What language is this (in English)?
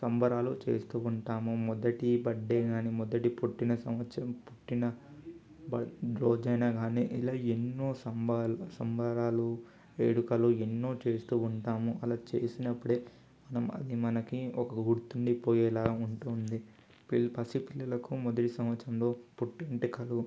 Telugu